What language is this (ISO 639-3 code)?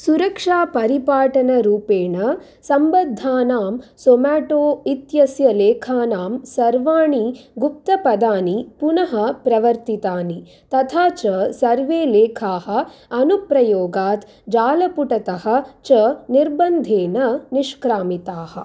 san